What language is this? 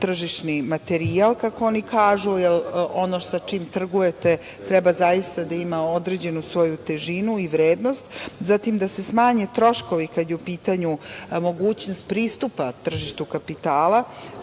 Serbian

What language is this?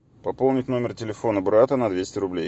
Russian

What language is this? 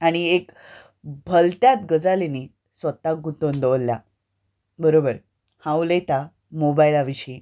Konkani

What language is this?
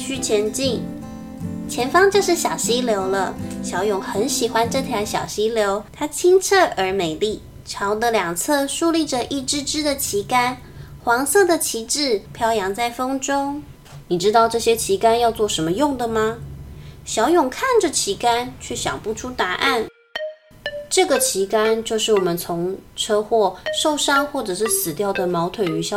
Chinese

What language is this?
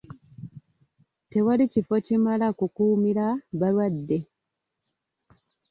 Ganda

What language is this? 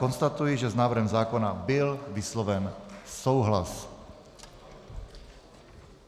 Czech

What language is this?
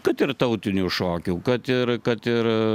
Lithuanian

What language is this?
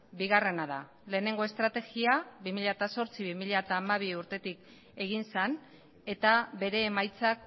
Basque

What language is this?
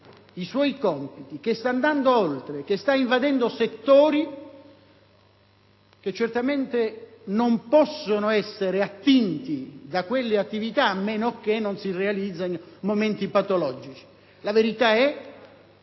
Italian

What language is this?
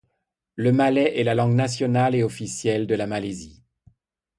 French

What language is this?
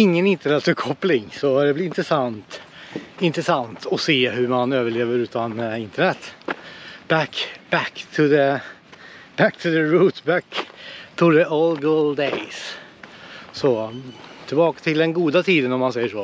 Swedish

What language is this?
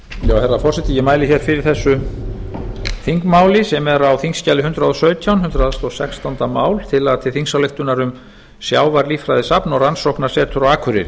Icelandic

